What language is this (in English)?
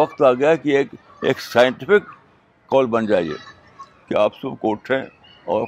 Urdu